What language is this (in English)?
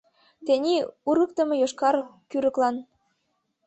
Mari